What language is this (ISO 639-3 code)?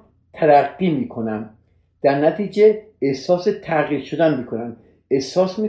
fas